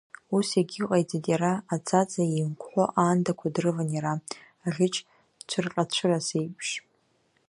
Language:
Abkhazian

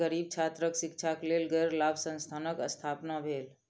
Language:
Maithili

